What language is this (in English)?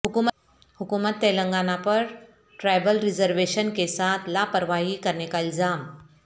Urdu